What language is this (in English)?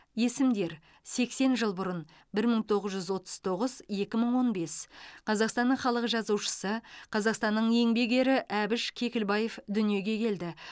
Kazakh